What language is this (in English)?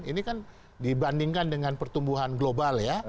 Indonesian